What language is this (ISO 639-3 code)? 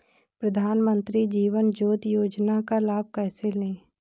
hin